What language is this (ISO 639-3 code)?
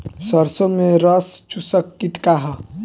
bho